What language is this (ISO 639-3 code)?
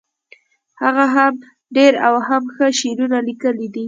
pus